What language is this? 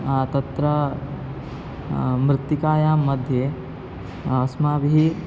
Sanskrit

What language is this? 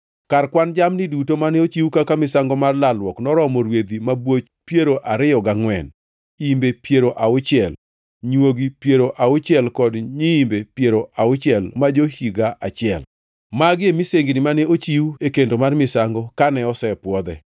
Luo (Kenya and Tanzania)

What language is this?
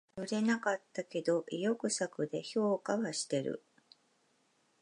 Japanese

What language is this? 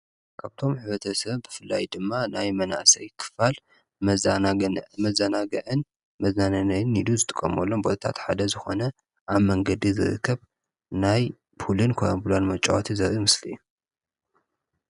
Tigrinya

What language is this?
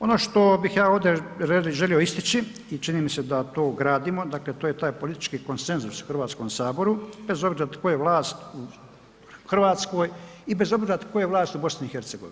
Croatian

